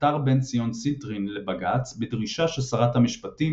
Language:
Hebrew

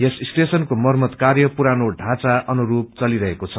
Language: Nepali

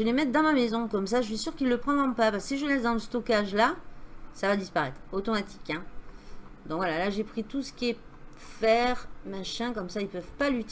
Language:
French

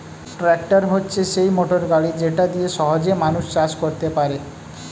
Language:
Bangla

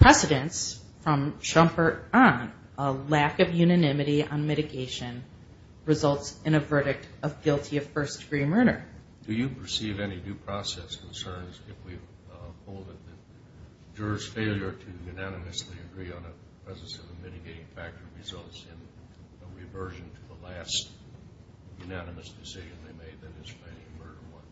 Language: English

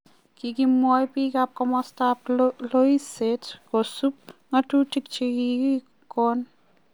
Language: Kalenjin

